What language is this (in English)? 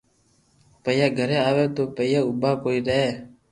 Loarki